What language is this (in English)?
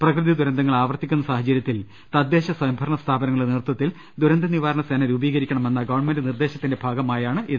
Malayalam